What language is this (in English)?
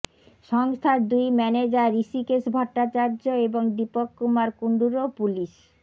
Bangla